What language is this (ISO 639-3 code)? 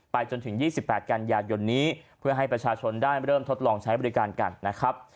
tha